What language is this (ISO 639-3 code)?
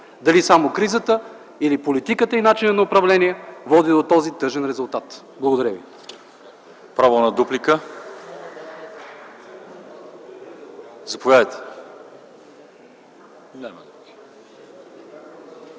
bul